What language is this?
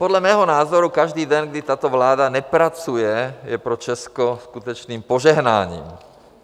Czech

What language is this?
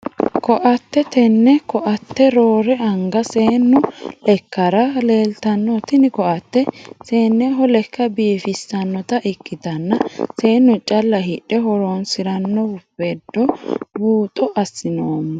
Sidamo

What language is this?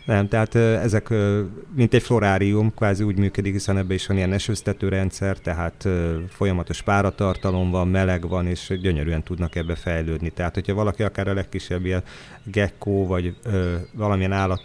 Hungarian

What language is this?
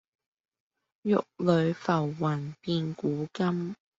Cantonese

